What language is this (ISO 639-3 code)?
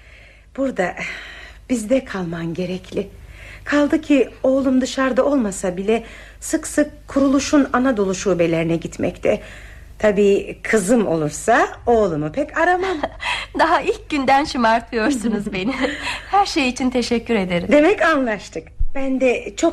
tur